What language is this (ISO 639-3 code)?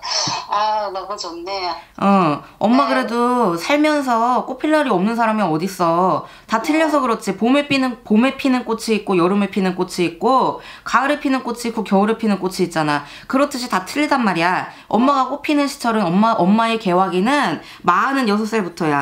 kor